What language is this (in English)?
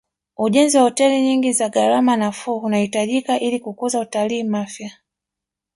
Swahili